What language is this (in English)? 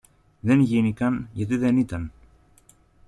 Greek